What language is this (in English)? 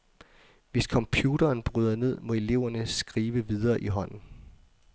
Danish